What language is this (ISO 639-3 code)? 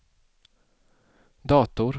swe